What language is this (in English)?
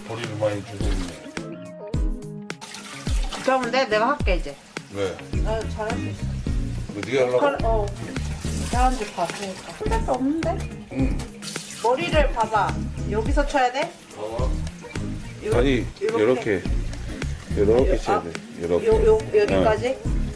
Korean